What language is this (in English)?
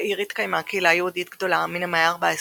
Hebrew